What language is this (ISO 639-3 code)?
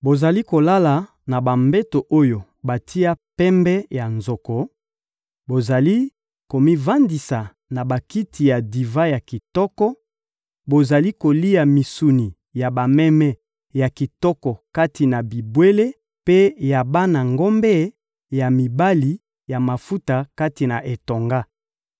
lin